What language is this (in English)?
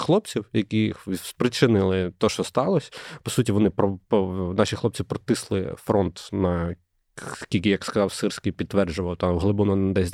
Ukrainian